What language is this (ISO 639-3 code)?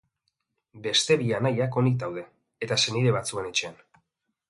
eus